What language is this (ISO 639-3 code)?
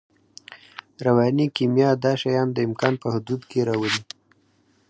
pus